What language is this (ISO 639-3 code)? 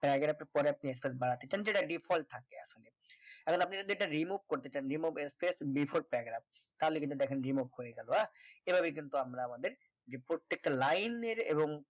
ben